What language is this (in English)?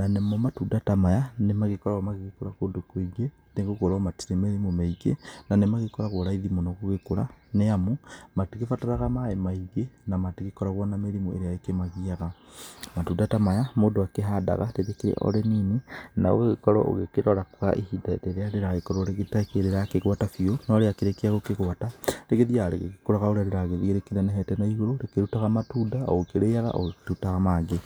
Kikuyu